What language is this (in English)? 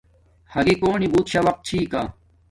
Domaaki